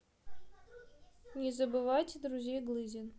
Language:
Russian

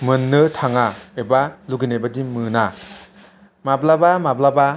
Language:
Bodo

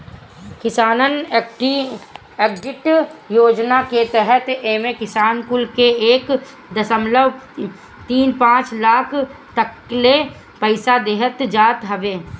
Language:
Bhojpuri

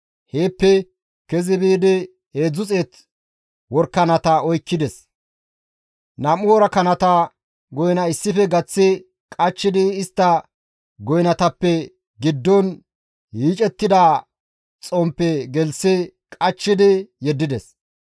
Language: Gamo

